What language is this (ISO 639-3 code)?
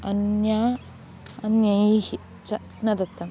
san